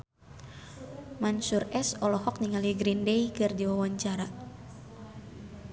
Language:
Sundanese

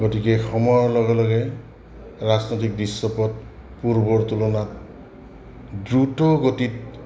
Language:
Assamese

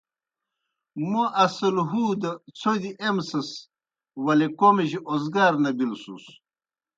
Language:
Kohistani Shina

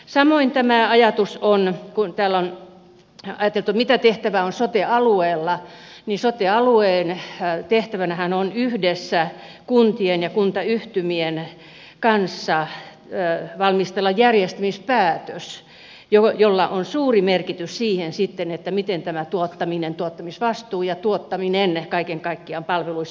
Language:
Finnish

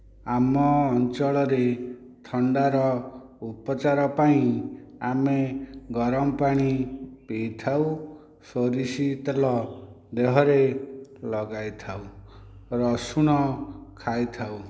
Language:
Odia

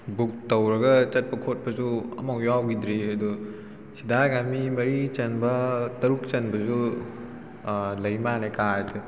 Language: Manipuri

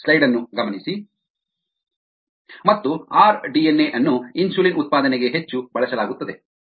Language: Kannada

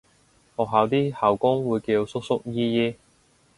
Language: Cantonese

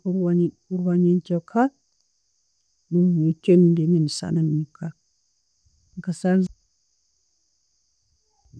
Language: Tooro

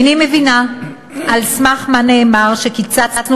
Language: Hebrew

